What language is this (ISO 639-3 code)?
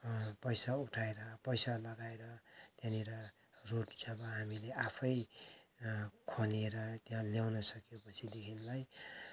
nep